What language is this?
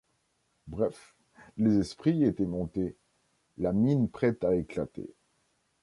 French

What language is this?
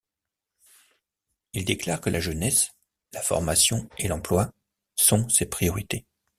French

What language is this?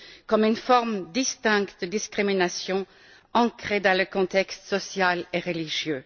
French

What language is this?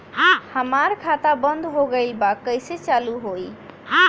Bhojpuri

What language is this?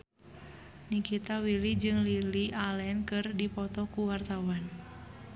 Sundanese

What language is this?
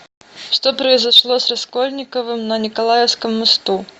Russian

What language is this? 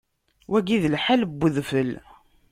Kabyle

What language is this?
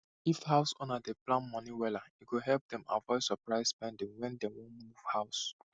Nigerian Pidgin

